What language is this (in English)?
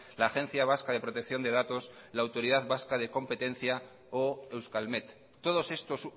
Spanish